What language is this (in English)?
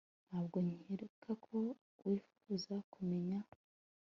Kinyarwanda